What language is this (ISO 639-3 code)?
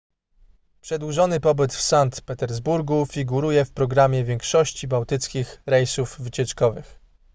pol